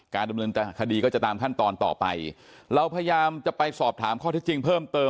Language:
Thai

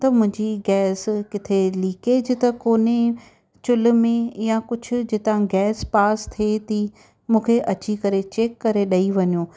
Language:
Sindhi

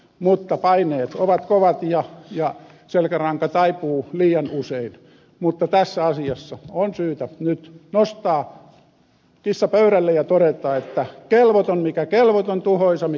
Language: Finnish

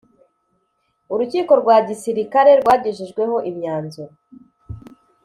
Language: Kinyarwanda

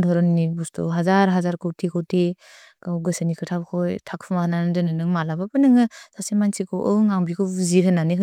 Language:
Bodo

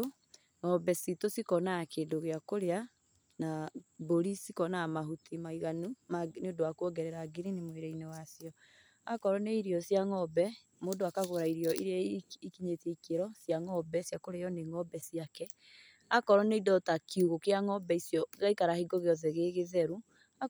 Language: Kikuyu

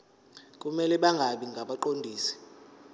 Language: Zulu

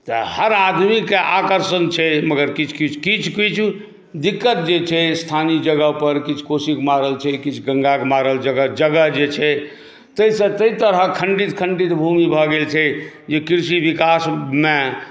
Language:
Maithili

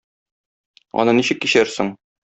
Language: Tatar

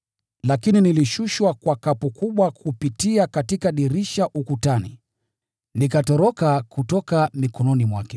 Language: Swahili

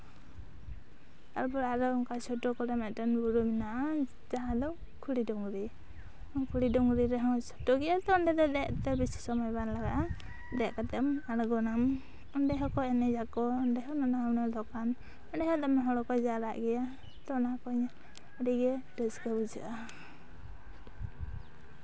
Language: Santali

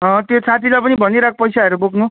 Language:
Nepali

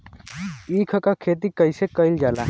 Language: Bhojpuri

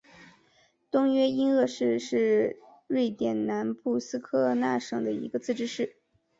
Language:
Chinese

